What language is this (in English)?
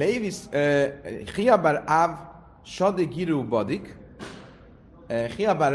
Hungarian